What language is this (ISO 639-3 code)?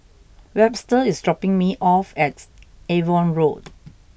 eng